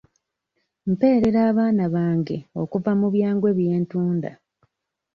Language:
Ganda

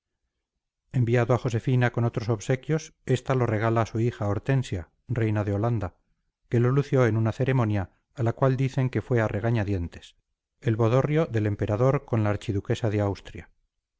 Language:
Spanish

